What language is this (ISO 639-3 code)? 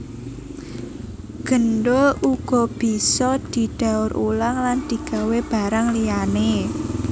jav